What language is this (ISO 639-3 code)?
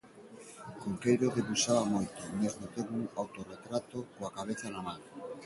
glg